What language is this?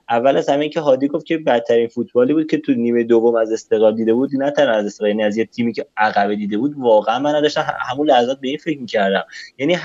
Persian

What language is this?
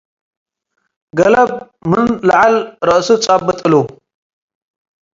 Tigre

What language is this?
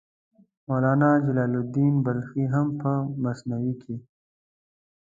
Pashto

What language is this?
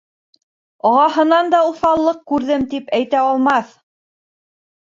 Bashkir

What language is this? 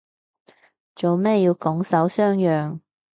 Cantonese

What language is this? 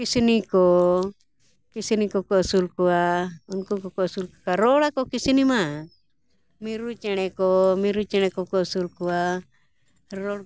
Santali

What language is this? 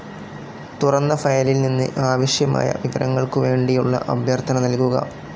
Malayalam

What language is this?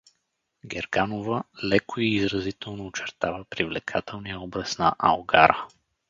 Bulgarian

